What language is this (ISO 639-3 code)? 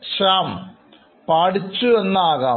mal